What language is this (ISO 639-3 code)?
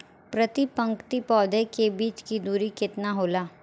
bho